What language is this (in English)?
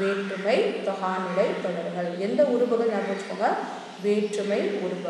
Hindi